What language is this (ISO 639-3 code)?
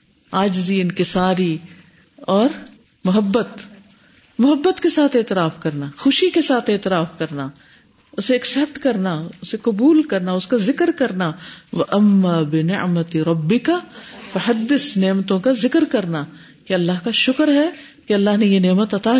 urd